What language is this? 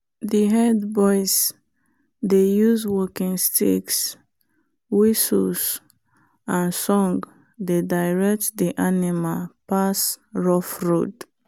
Nigerian Pidgin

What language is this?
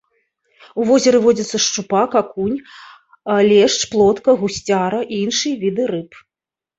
Belarusian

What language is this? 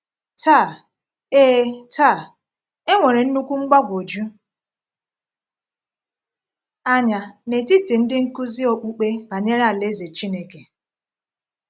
Igbo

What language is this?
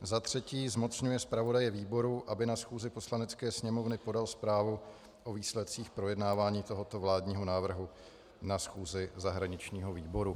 Czech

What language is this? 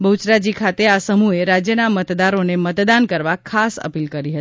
Gujarati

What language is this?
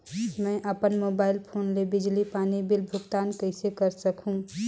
Chhattisgarhi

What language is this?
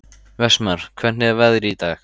Icelandic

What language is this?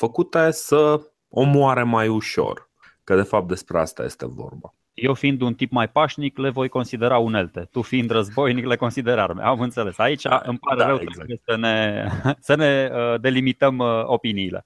Romanian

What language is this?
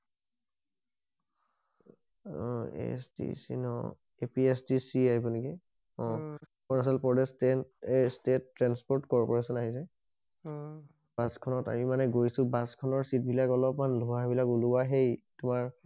Assamese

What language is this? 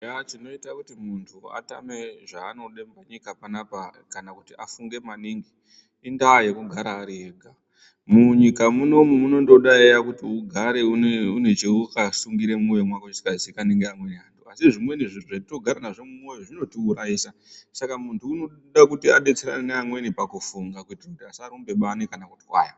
Ndau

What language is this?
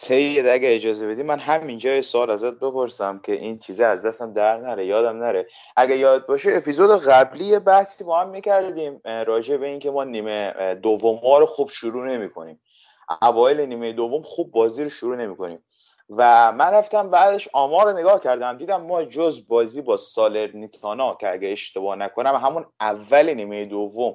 Persian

